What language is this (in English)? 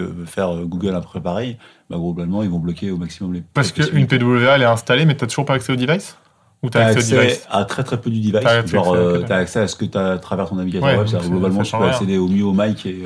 French